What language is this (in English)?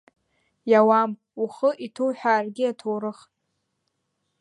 Abkhazian